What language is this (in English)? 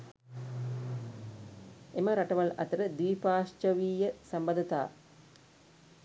Sinhala